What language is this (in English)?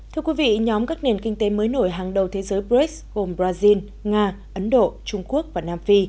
Vietnamese